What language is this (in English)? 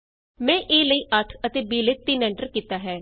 Punjabi